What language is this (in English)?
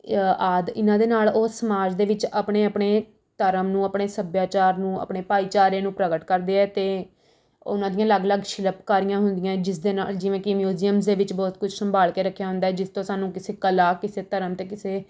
Punjabi